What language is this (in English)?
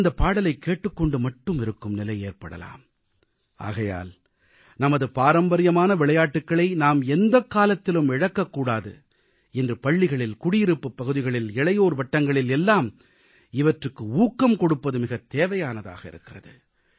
Tamil